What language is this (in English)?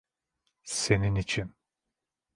Turkish